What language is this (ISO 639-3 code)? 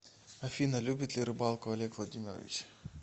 rus